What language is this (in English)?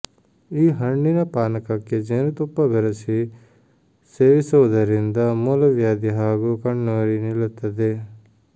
Kannada